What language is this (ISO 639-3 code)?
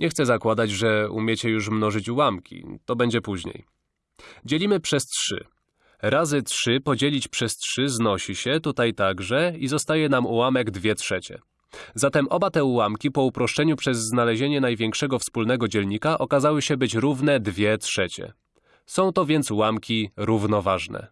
pol